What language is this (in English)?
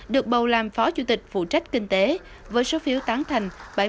Vietnamese